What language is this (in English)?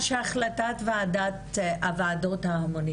Hebrew